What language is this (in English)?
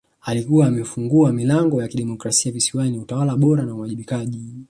Swahili